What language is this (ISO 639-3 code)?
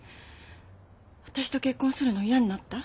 jpn